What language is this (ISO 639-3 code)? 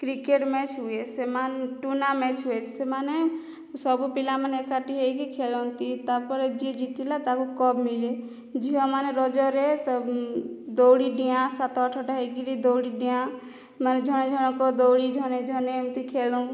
ori